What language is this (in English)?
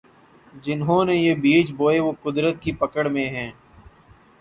Urdu